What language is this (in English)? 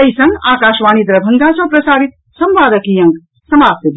Maithili